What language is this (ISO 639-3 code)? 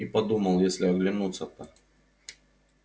rus